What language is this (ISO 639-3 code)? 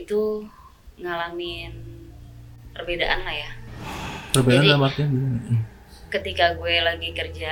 ind